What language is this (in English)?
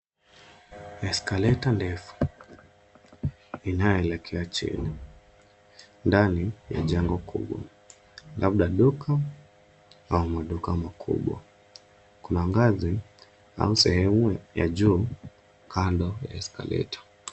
Swahili